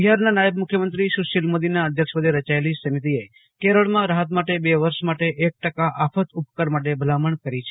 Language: Gujarati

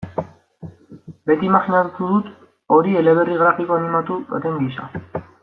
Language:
Basque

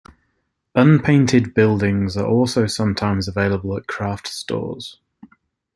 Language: English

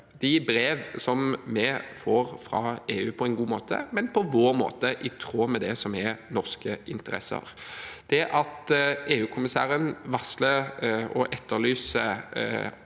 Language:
Norwegian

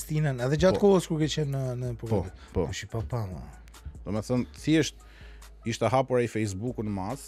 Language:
Romanian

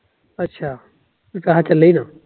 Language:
Punjabi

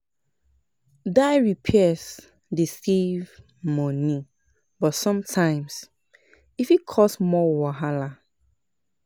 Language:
Nigerian Pidgin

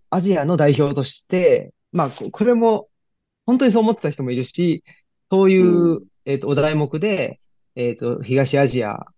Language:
Japanese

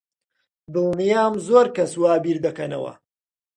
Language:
Central Kurdish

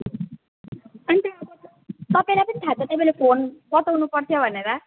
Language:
Nepali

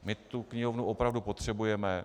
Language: Czech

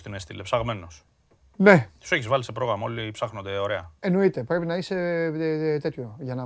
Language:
Greek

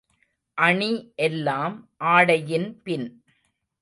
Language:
Tamil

